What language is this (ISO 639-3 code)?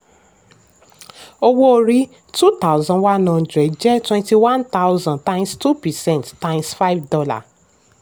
yor